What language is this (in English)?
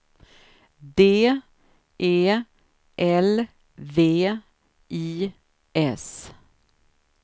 Swedish